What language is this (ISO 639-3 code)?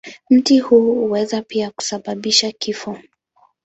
swa